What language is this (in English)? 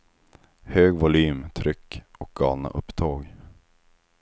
Swedish